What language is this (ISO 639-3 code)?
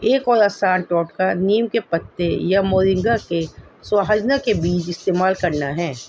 urd